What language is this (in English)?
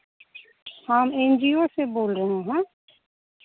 Hindi